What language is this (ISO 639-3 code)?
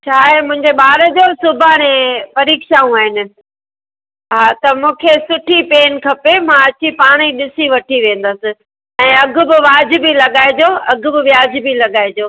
snd